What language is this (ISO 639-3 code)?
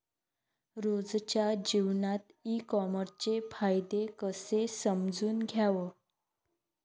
mar